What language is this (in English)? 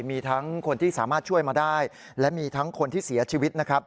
Thai